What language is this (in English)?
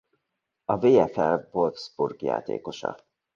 Hungarian